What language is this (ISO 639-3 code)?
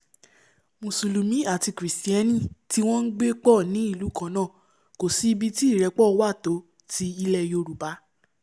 yor